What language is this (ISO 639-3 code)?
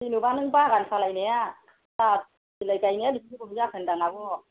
brx